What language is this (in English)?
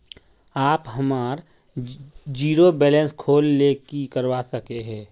Magahi